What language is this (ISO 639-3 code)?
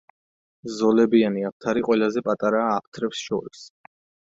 kat